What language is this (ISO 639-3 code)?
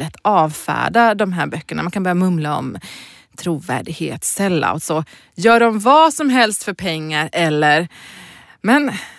swe